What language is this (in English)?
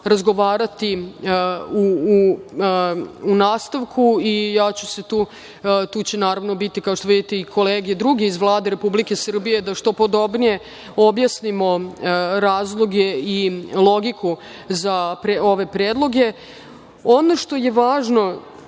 Serbian